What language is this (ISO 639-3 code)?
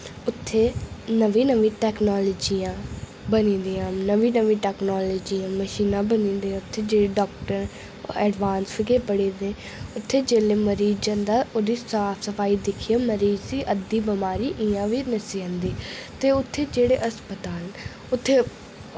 doi